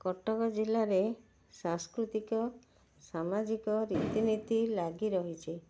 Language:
Odia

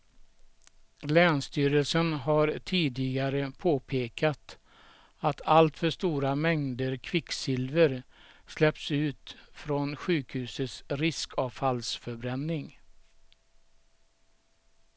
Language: Swedish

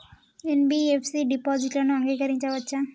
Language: Telugu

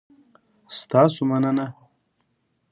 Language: Pashto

